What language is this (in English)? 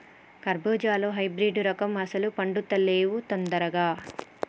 Telugu